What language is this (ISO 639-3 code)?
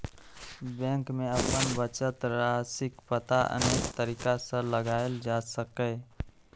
mai